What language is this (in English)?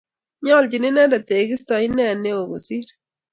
Kalenjin